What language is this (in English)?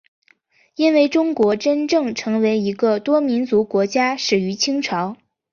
Chinese